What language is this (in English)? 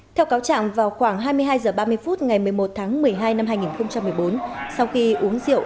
Vietnamese